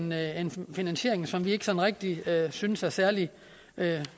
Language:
Danish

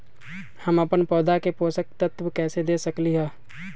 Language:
Magahi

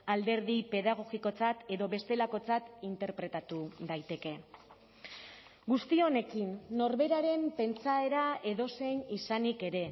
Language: Basque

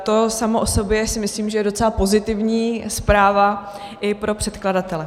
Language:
Czech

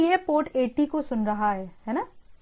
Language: Hindi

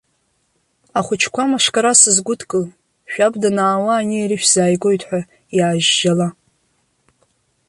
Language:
Abkhazian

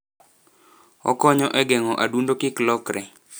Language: Luo (Kenya and Tanzania)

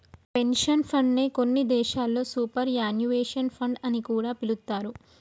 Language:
Telugu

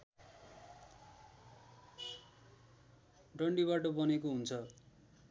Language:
Nepali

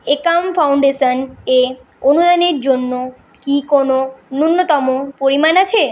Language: Bangla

